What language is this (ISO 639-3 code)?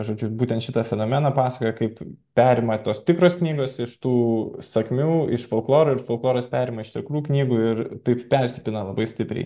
lit